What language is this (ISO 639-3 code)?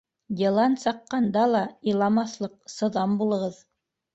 bak